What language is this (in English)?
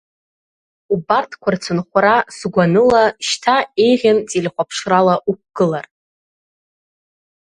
Abkhazian